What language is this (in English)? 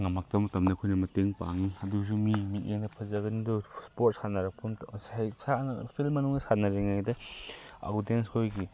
Manipuri